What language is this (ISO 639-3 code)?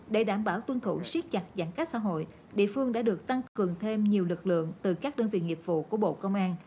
vie